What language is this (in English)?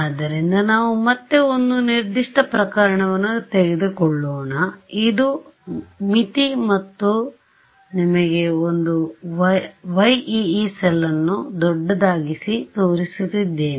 Kannada